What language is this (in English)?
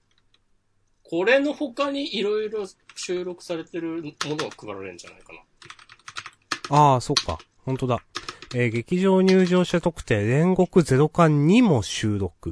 Japanese